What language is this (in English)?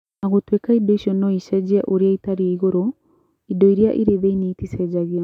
Kikuyu